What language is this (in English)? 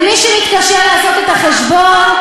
Hebrew